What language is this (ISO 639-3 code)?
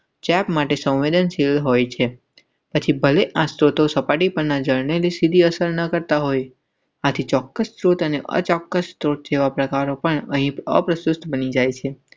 guj